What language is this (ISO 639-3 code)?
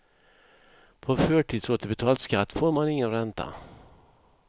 swe